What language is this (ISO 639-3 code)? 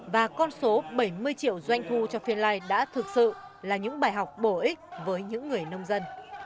vie